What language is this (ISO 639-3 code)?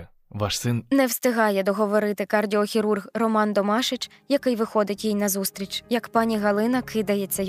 ukr